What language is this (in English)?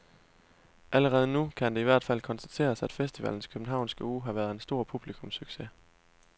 Danish